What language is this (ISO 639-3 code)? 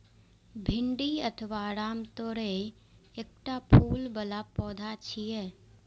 mai